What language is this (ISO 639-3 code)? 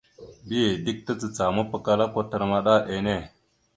mxu